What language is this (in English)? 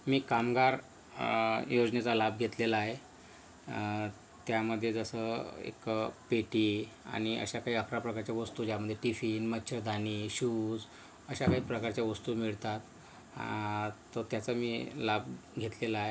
Marathi